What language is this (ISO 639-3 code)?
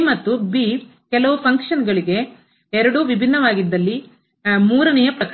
kan